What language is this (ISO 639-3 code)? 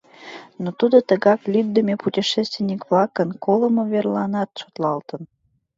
chm